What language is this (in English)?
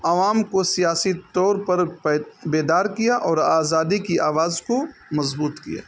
Urdu